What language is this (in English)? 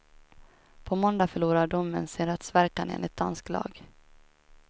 Swedish